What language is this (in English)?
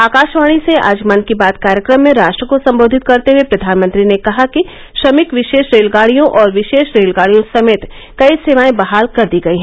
Hindi